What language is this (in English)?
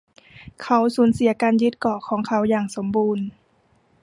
Thai